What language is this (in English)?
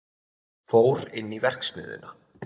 Icelandic